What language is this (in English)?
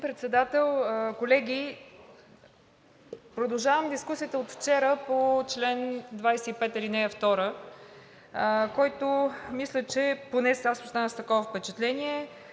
Bulgarian